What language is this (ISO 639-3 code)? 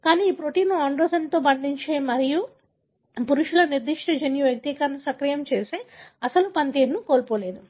tel